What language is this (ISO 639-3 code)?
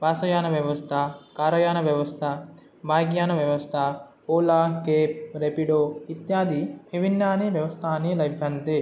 san